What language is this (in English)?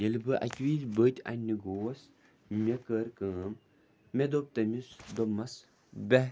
Kashmiri